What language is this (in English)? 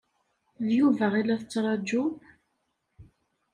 Kabyle